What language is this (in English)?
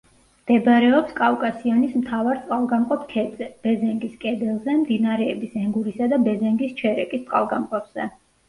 Georgian